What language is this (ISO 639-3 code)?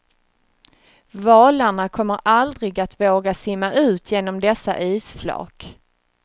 swe